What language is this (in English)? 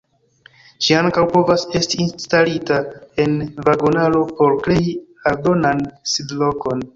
Esperanto